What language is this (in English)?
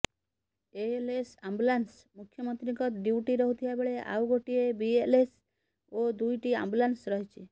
Odia